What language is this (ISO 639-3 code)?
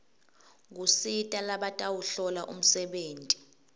ssw